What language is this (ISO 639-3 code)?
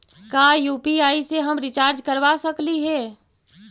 mag